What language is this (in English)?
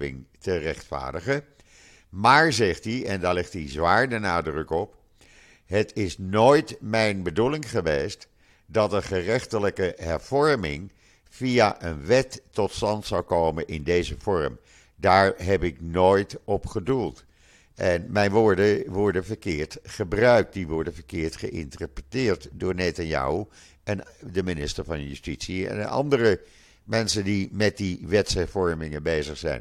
Dutch